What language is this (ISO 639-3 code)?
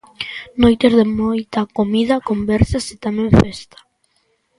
glg